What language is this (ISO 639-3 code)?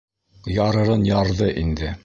bak